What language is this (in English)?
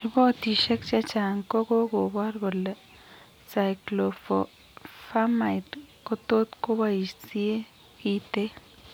Kalenjin